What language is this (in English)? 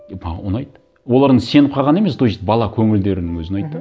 Kazakh